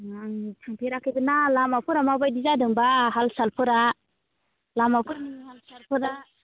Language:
Bodo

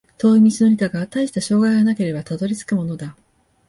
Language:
Japanese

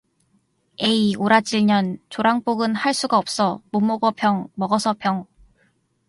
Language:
Korean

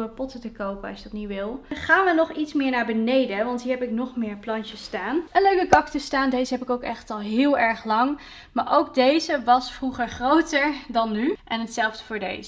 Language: Dutch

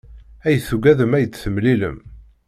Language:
Kabyle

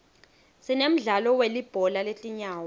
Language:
Swati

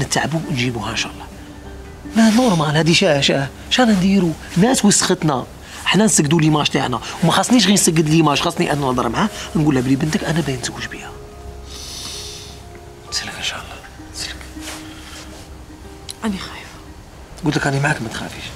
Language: Arabic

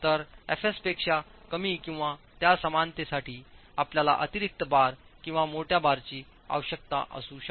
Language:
Marathi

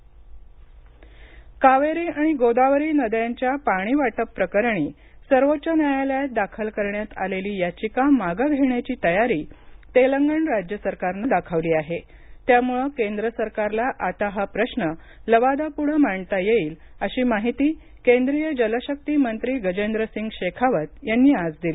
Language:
Marathi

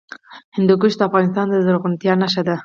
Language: Pashto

